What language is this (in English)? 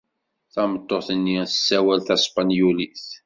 Kabyle